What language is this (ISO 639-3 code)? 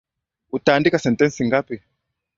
swa